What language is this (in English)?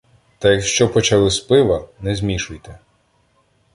Ukrainian